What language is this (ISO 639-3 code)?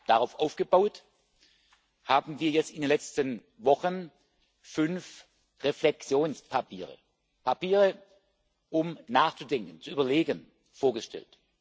deu